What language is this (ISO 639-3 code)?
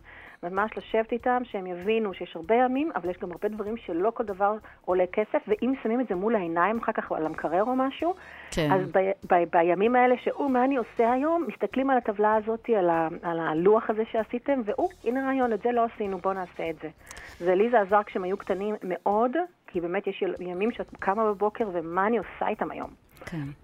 heb